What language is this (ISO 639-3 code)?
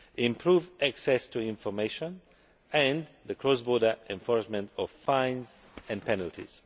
eng